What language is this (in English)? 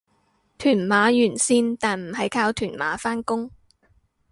Cantonese